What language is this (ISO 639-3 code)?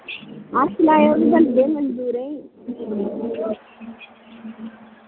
doi